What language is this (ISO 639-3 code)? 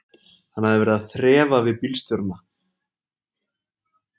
isl